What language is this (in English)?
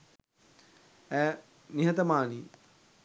Sinhala